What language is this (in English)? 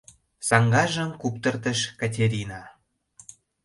Mari